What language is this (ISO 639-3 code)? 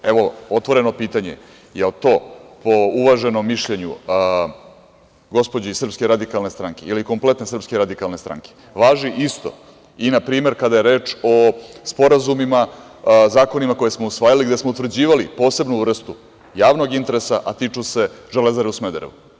srp